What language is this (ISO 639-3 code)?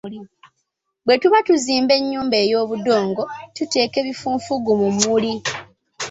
lug